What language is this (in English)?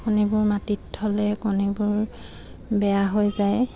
Assamese